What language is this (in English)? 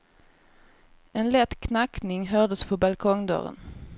Swedish